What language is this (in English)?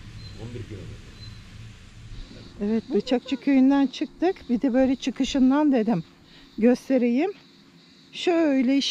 Turkish